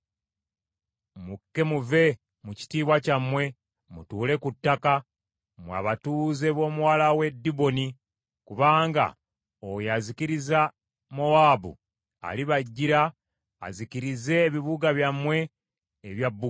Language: Ganda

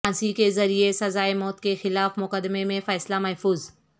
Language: Urdu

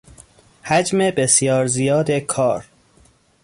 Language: Persian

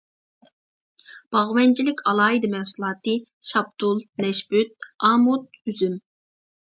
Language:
Uyghur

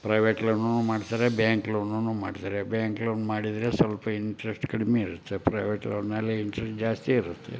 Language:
Kannada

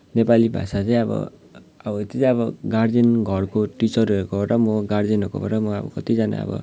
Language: Nepali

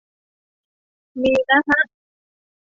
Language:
Thai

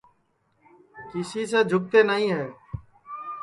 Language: Sansi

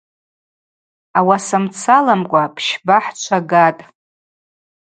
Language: Abaza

